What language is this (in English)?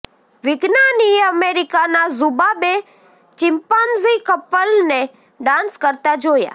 Gujarati